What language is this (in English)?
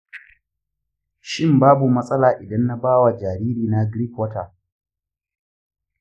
Hausa